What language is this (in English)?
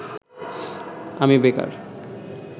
Bangla